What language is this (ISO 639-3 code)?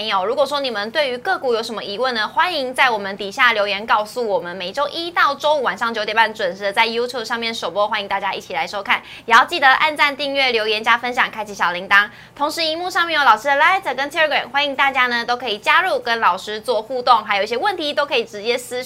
zho